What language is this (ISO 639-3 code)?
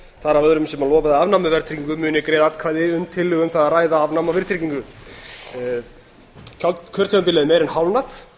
isl